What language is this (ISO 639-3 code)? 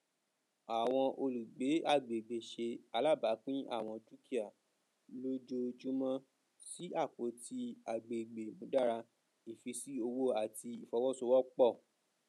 yor